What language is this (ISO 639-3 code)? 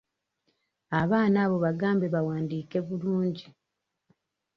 lug